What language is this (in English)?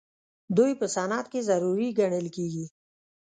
Pashto